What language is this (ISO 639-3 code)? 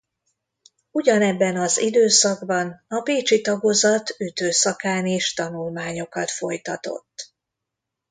hun